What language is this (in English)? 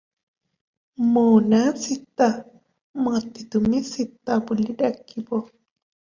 Odia